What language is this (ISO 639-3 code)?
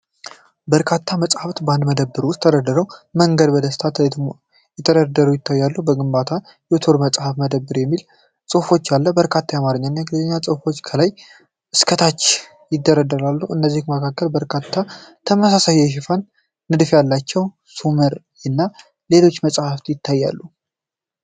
amh